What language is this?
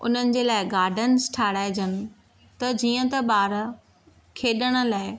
Sindhi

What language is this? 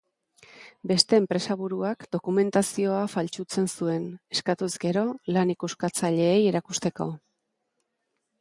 Basque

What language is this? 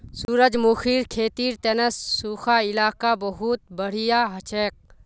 Magahi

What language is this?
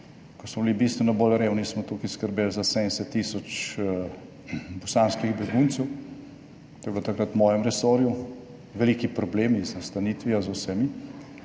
Slovenian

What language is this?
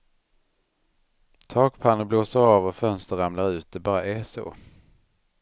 Swedish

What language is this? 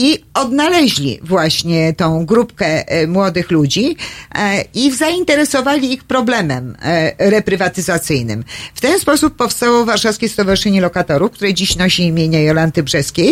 Polish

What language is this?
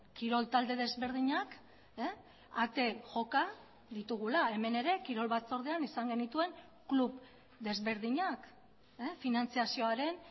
Basque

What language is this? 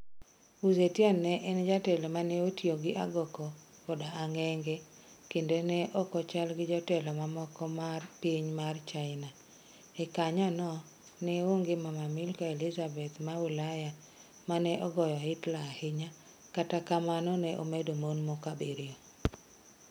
Luo (Kenya and Tanzania)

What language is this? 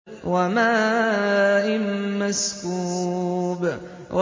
Arabic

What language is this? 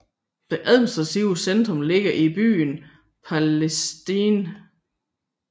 Danish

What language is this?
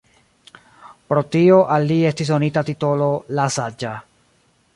Esperanto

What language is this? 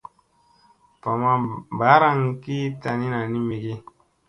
Musey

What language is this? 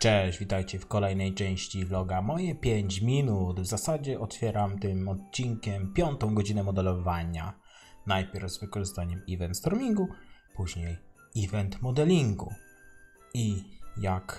Polish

